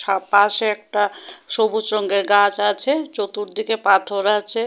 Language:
Bangla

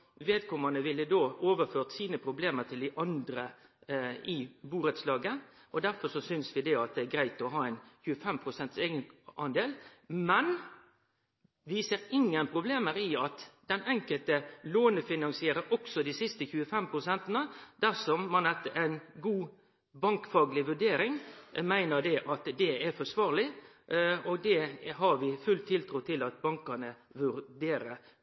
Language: Norwegian Nynorsk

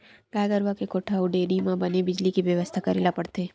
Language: Chhattisgarhi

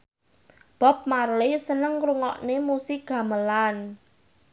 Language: Javanese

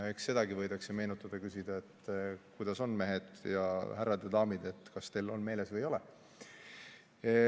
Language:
Estonian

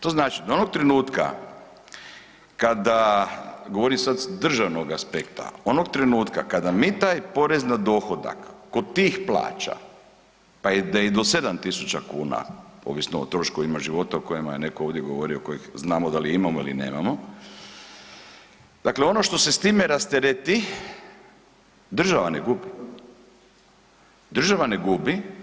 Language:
Croatian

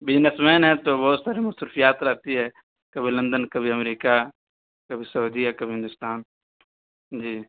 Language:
Urdu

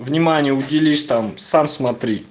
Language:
Russian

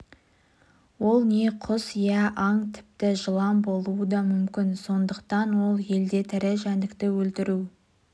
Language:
Kazakh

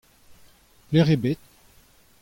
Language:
Breton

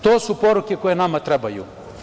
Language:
Serbian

